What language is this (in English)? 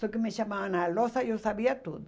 Portuguese